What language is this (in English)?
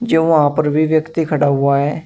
Hindi